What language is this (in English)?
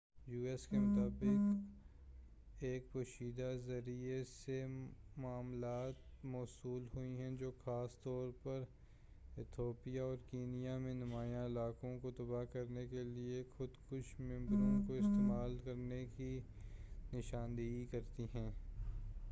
Urdu